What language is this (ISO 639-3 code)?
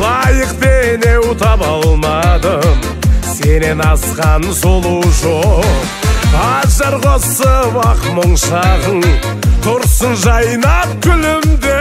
tur